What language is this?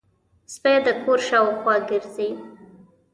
Pashto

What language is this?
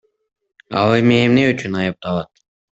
Kyrgyz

